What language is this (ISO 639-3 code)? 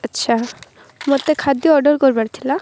ori